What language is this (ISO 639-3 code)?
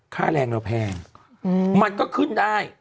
tha